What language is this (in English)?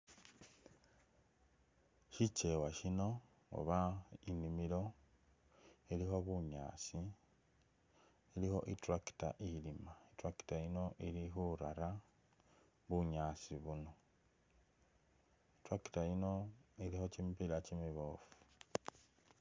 Masaaba